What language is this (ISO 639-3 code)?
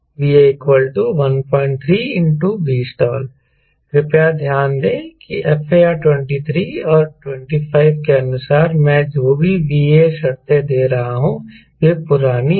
hin